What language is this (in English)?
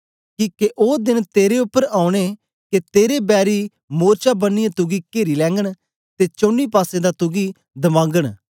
Dogri